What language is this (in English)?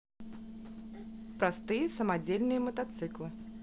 Russian